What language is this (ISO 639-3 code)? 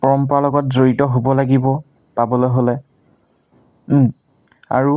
asm